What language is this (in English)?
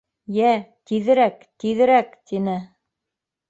Bashkir